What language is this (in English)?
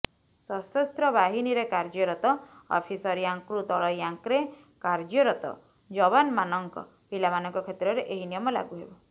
Odia